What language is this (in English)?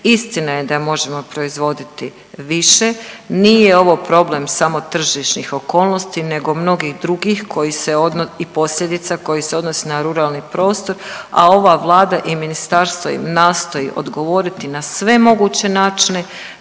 Croatian